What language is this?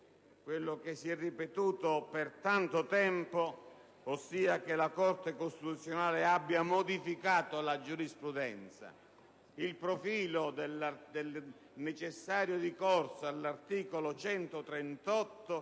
Italian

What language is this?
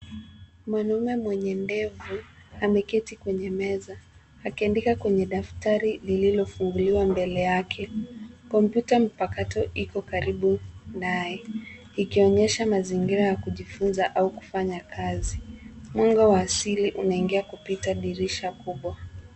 Swahili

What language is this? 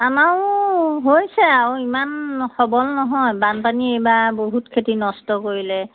Assamese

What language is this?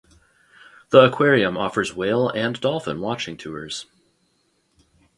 English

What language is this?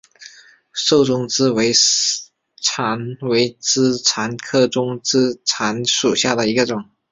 Chinese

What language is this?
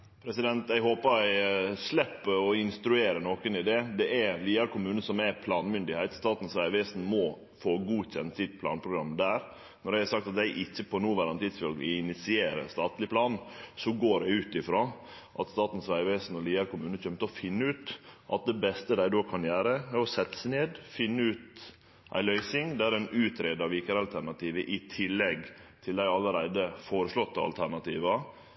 Norwegian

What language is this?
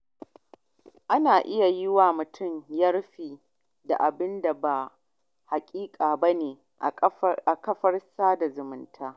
Hausa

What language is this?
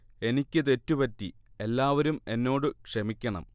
Malayalam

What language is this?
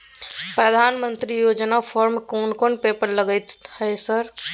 Maithili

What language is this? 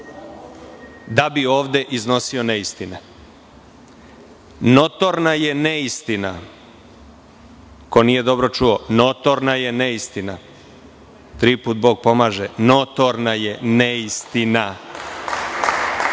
Serbian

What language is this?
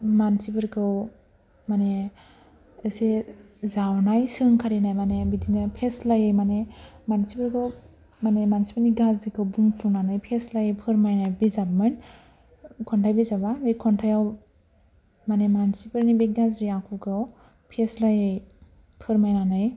Bodo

